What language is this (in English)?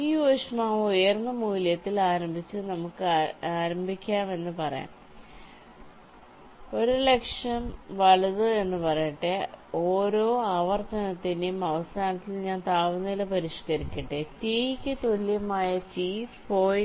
Malayalam